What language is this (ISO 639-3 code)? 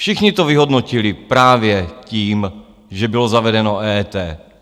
ces